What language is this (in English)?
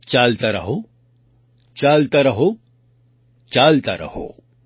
Gujarati